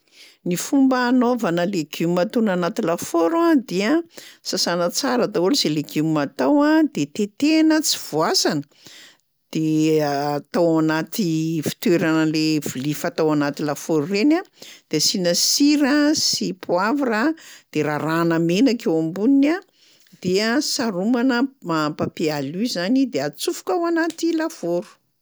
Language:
Malagasy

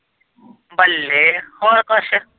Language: Punjabi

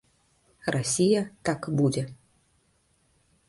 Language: Belarusian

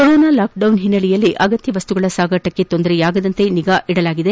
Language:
Kannada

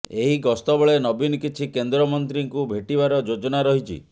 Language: Odia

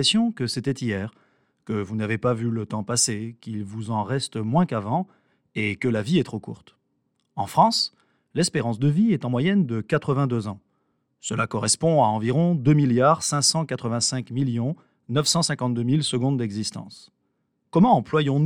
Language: French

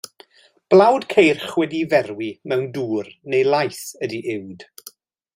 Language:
Welsh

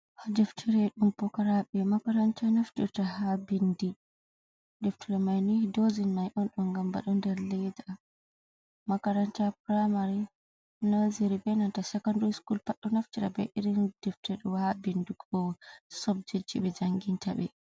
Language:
Fula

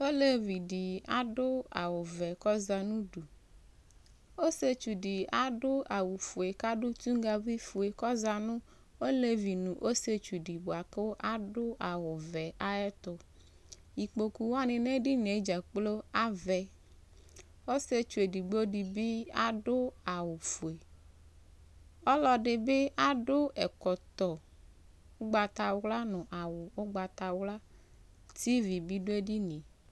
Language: Ikposo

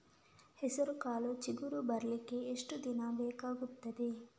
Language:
Kannada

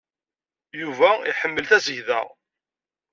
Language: Kabyle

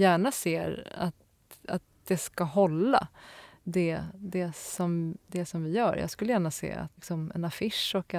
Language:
Swedish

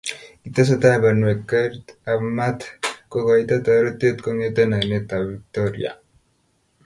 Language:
Kalenjin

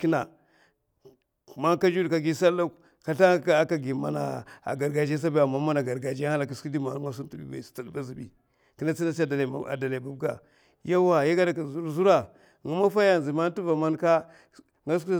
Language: Mafa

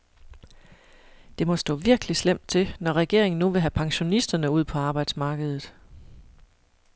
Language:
Danish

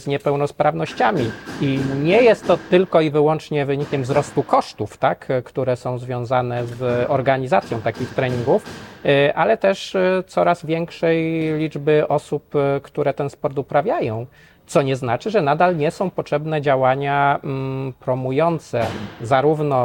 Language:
Polish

